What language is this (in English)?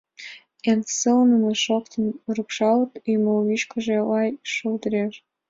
Mari